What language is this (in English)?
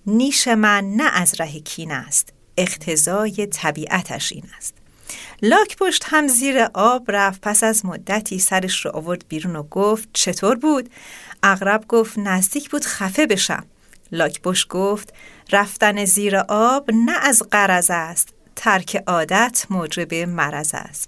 Persian